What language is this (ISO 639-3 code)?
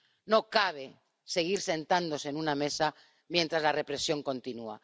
spa